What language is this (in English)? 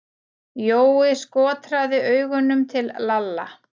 Icelandic